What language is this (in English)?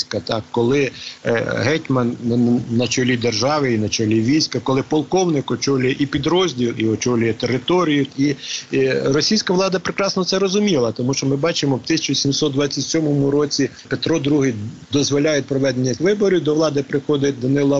Ukrainian